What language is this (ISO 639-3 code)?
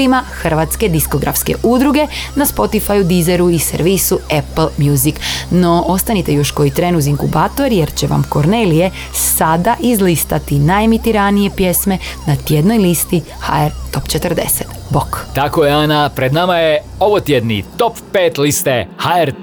hrv